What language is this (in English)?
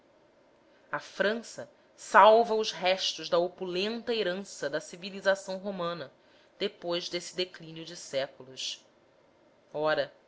Portuguese